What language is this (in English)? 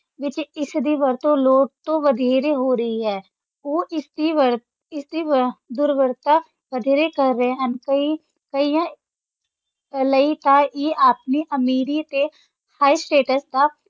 Punjabi